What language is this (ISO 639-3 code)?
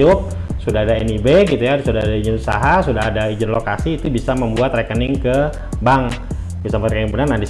ind